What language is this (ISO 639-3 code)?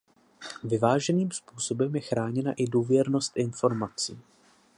ces